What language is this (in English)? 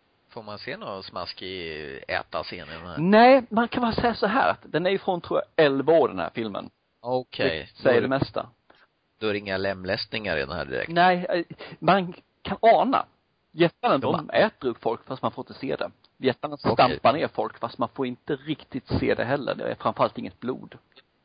Swedish